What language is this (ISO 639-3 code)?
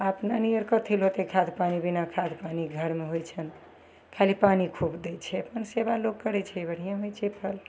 mai